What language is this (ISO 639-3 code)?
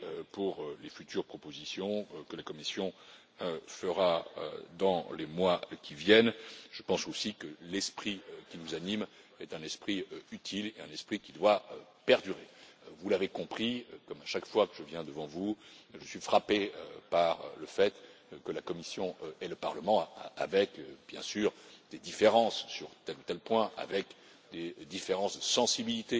fra